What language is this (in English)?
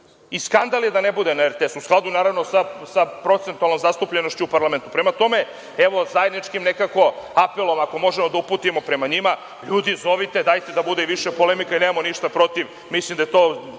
Serbian